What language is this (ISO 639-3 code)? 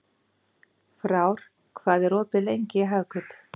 isl